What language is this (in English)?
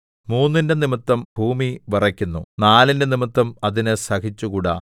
Malayalam